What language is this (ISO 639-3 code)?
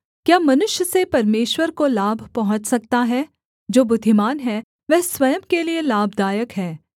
hin